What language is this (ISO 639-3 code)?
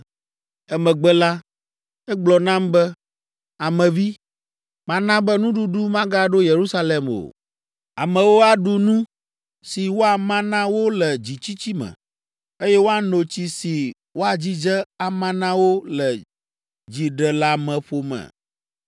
ewe